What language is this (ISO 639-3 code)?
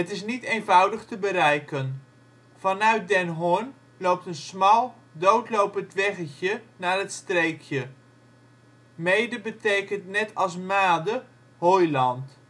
nld